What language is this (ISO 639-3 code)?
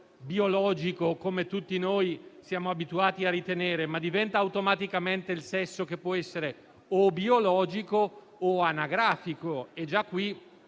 ita